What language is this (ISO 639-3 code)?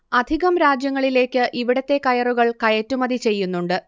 mal